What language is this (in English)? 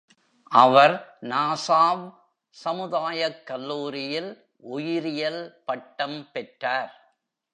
Tamil